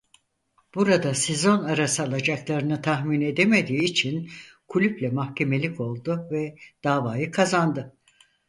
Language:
Turkish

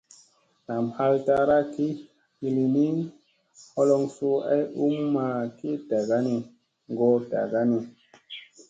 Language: Musey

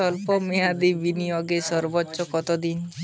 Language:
Bangla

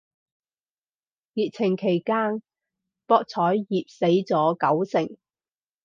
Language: Cantonese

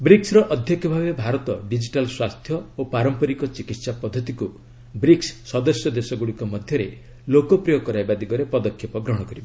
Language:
Odia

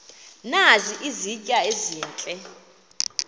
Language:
Xhosa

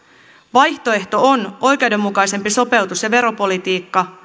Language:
Finnish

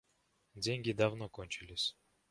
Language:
Russian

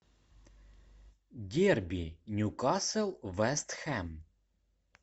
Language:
Russian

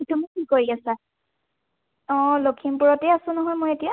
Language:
Assamese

